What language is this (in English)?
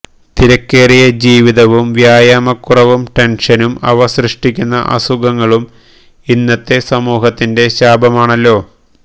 Malayalam